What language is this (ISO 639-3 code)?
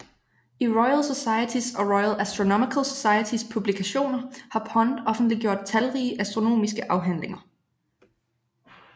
dan